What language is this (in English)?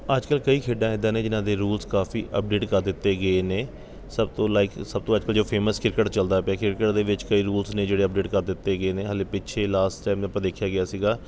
Punjabi